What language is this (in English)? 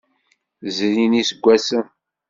Kabyle